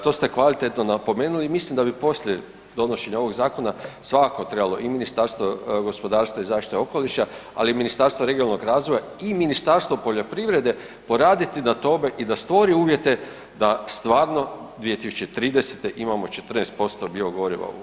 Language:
Croatian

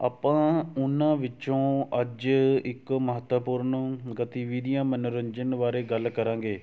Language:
Punjabi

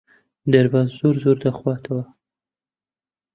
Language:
Central Kurdish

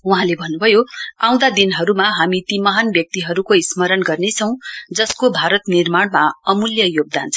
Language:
Nepali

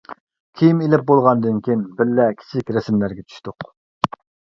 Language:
Uyghur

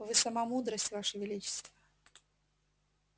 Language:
Russian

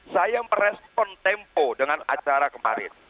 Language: Indonesian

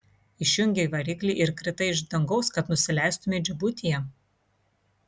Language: Lithuanian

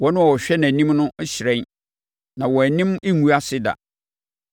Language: Akan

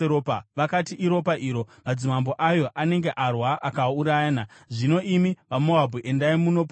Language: Shona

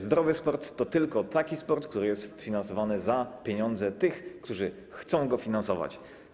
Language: Polish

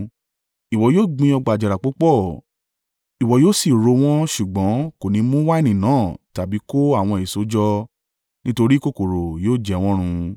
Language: Yoruba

